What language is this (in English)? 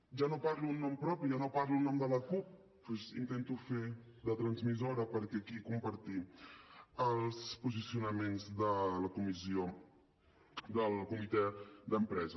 Catalan